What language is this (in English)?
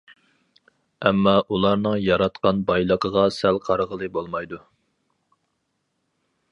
Uyghur